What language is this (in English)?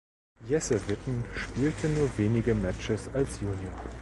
German